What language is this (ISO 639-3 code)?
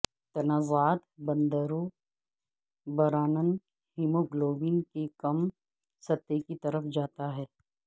urd